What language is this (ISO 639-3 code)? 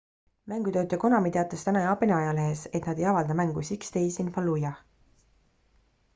est